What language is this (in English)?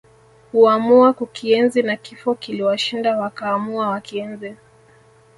Swahili